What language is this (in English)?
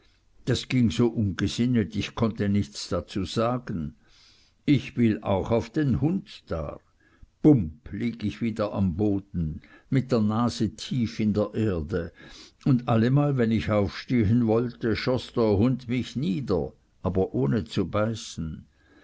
German